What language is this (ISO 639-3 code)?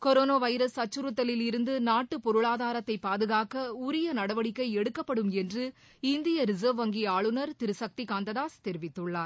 tam